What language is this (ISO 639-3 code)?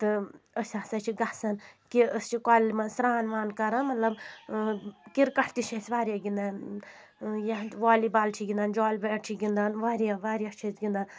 kas